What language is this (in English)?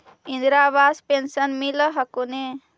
Magahi